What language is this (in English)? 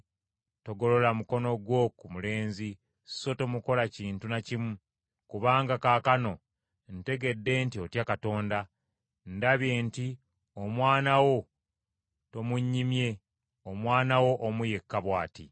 Ganda